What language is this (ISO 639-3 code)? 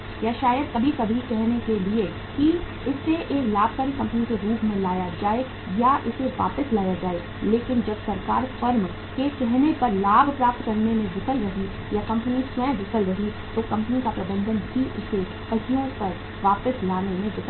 hin